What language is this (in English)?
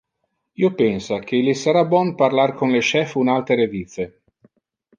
Interlingua